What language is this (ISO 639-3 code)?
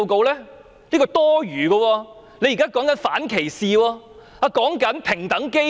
yue